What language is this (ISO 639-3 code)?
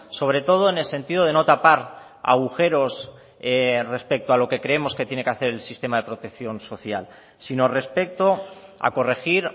spa